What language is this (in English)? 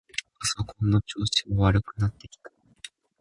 Japanese